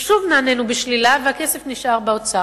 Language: Hebrew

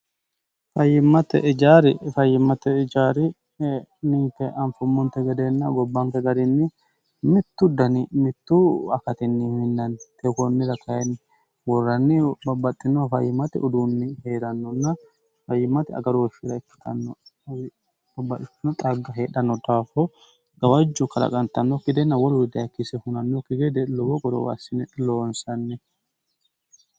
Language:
Sidamo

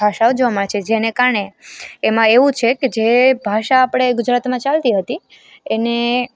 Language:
Gujarati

